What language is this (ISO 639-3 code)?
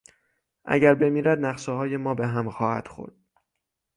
fas